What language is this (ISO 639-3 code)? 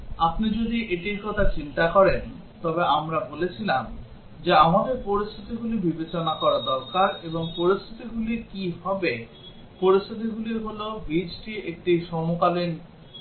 ben